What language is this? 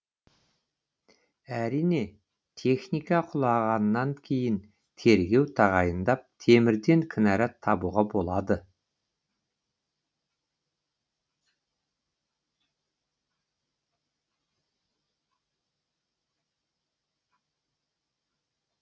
Kazakh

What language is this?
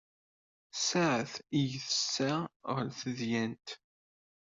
Kabyle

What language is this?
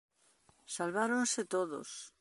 Galician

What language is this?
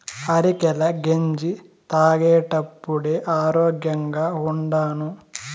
Telugu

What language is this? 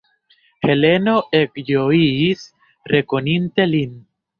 Esperanto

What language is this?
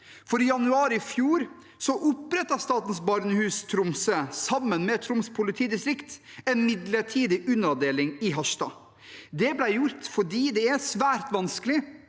Norwegian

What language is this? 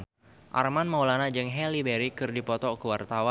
Sundanese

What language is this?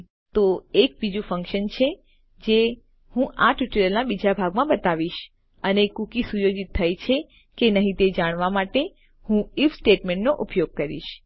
Gujarati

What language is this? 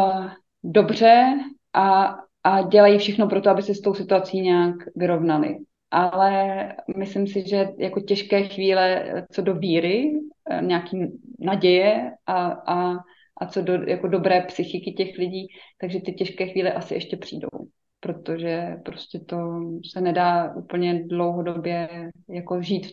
Czech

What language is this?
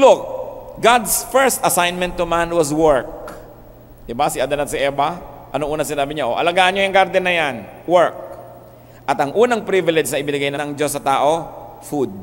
Filipino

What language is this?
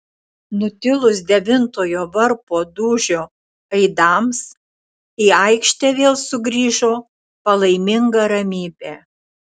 Lithuanian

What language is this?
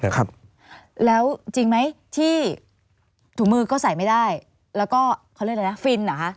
Thai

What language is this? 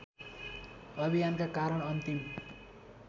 Nepali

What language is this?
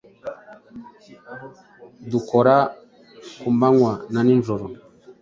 Kinyarwanda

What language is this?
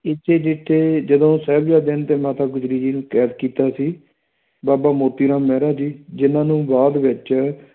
Punjabi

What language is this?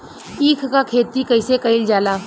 Bhojpuri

